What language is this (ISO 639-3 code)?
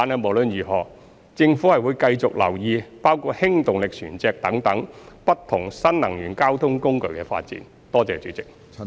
yue